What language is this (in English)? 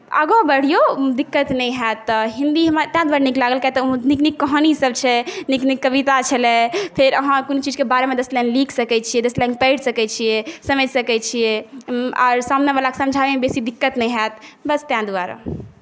Maithili